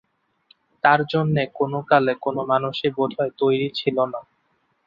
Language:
Bangla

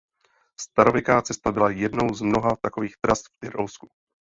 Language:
Czech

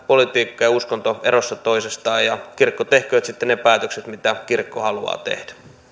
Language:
Finnish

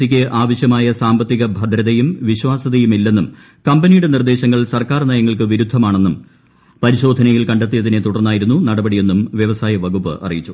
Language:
Malayalam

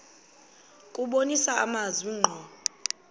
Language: Xhosa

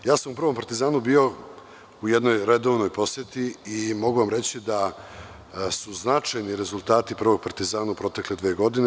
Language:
Serbian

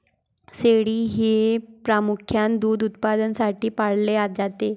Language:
Marathi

